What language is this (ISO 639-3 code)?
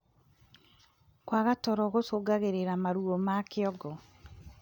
kik